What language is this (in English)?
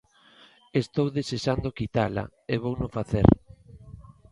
Galician